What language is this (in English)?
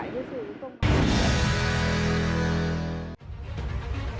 Vietnamese